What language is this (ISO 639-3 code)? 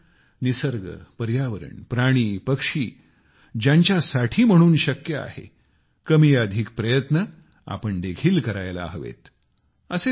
mar